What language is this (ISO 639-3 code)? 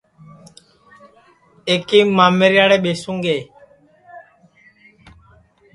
ssi